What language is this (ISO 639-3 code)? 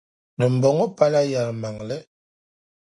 dag